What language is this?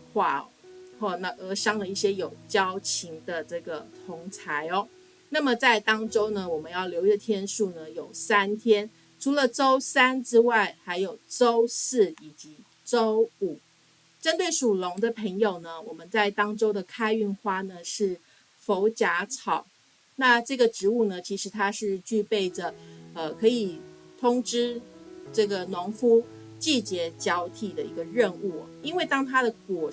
Chinese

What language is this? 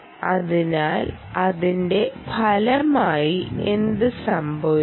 Malayalam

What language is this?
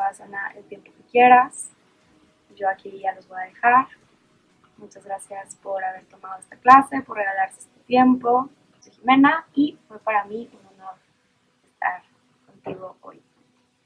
Spanish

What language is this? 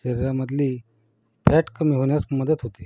Marathi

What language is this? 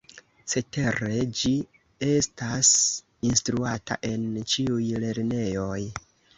Esperanto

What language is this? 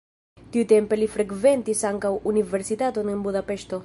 Esperanto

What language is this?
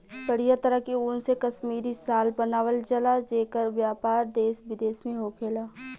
Bhojpuri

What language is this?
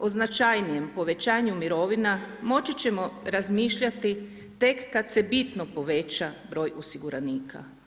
Croatian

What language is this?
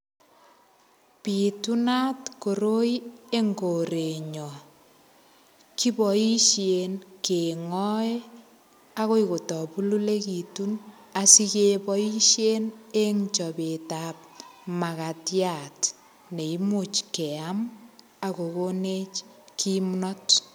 Kalenjin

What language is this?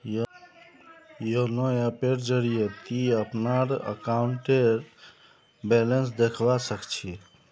Magahi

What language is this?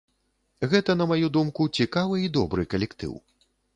Belarusian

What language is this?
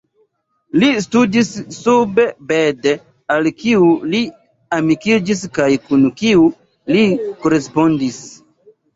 Esperanto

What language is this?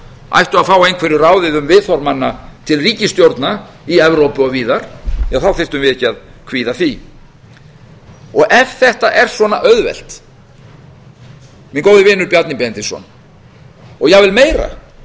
Icelandic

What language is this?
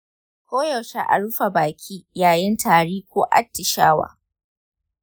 Hausa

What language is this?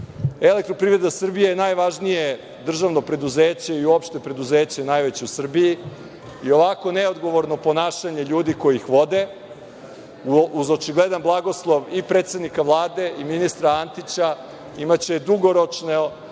Serbian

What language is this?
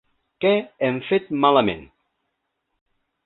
Catalan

